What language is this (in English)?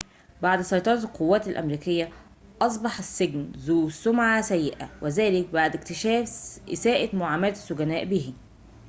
Arabic